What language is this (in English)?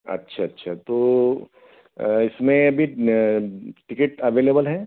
Hindi